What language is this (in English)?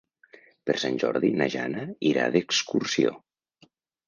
Catalan